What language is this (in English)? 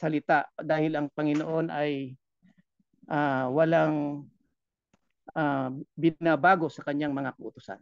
Filipino